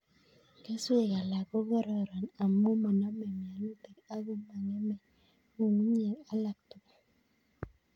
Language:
Kalenjin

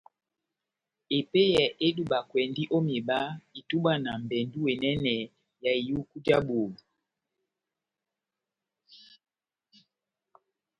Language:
Batanga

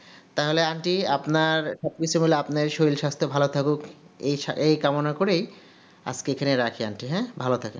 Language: Bangla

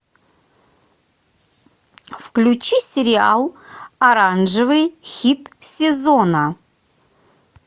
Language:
Russian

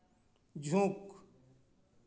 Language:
Santali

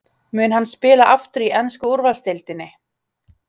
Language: Icelandic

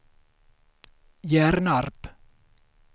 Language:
Swedish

